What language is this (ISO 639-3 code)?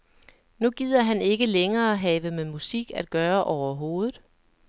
dan